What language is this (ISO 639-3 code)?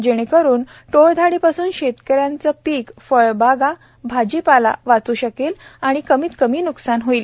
mar